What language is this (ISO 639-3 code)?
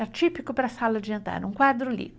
por